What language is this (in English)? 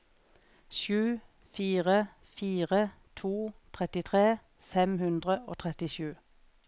Norwegian